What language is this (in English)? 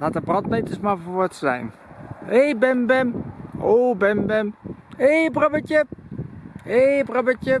Dutch